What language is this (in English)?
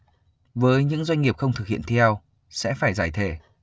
Vietnamese